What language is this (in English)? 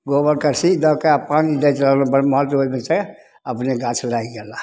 Maithili